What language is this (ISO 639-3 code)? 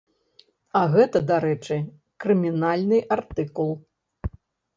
bel